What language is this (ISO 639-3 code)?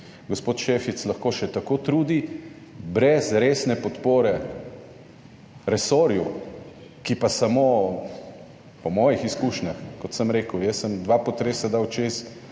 slv